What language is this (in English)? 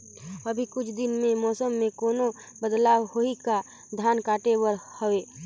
Chhattisgarhi